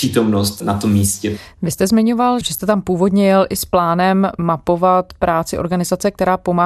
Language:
Czech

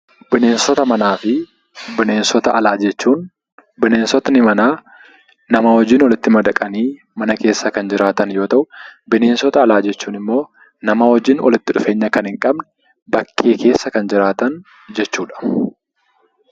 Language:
Oromo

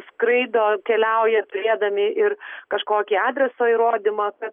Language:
Lithuanian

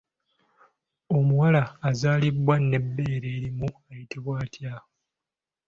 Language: Ganda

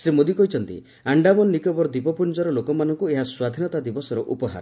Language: Odia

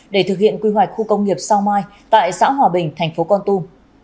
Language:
Vietnamese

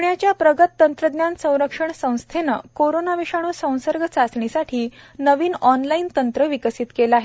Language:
Marathi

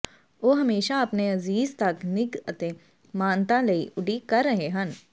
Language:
Punjabi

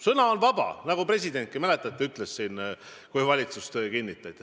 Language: Estonian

